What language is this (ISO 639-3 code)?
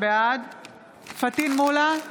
heb